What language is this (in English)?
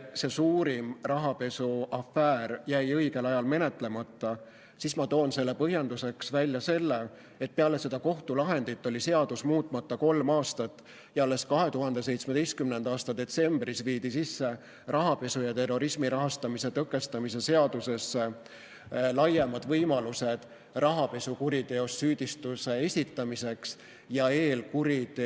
Estonian